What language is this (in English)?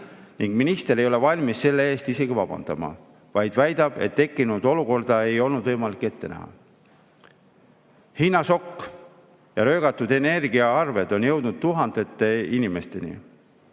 Estonian